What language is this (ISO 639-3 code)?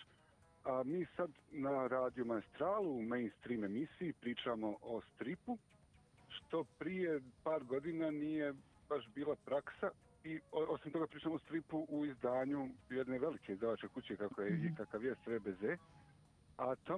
hrv